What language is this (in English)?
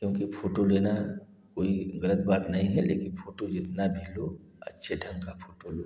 Hindi